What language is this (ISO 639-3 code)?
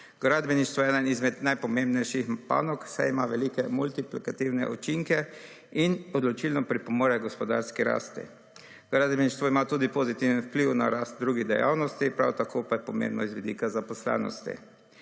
slv